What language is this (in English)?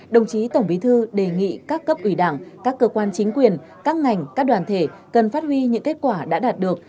Vietnamese